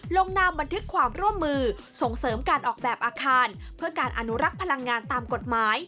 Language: Thai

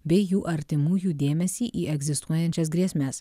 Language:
Lithuanian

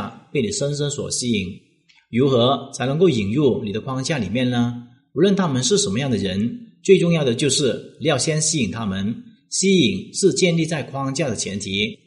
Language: Chinese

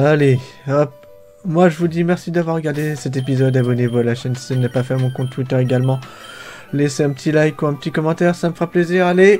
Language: French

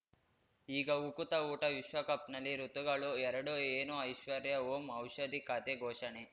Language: Kannada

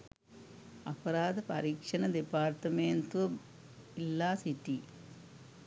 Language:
Sinhala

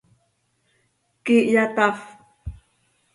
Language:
Seri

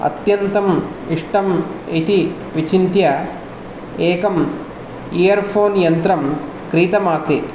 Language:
Sanskrit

